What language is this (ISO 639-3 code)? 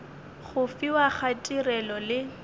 nso